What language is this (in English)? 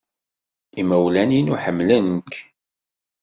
Kabyle